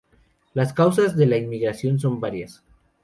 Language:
Spanish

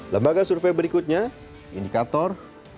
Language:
Indonesian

